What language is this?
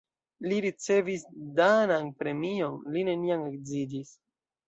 Esperanto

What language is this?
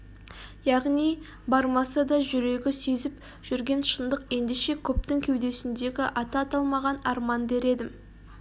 Kazakh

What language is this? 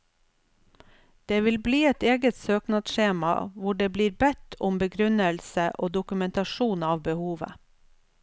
Norwegian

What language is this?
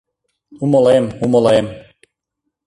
Mari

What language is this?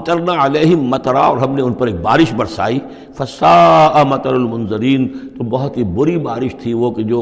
Urdu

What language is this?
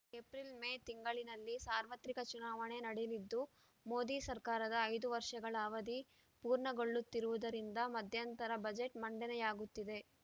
Kannada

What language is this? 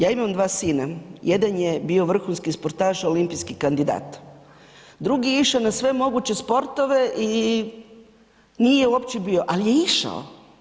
Croatian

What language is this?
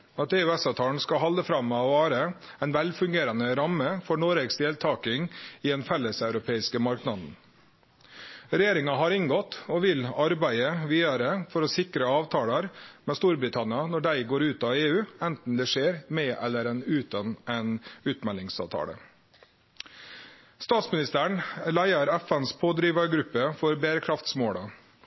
Norwegian Nynorsk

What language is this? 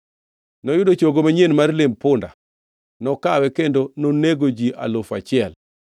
Luo (Kenya and Tanzania)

